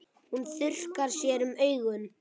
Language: Icelandic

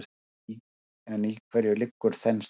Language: Icelandic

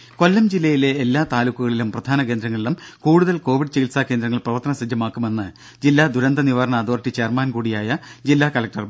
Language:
Malayalam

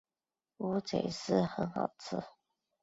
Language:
Chinese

